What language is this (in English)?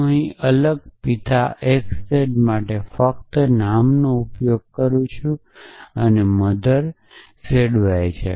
Gujarati